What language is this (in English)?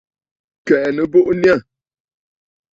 Bafut